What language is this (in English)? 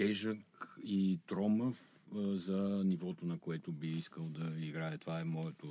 Bulgarian